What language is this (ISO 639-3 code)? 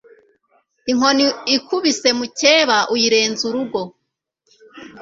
kin